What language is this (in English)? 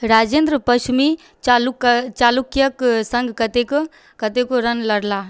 Maithili